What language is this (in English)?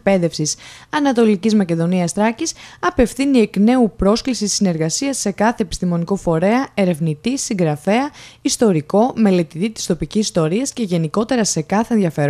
Greek